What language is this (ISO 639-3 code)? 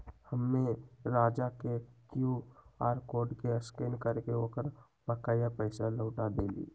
mag